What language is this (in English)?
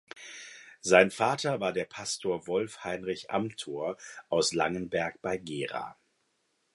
German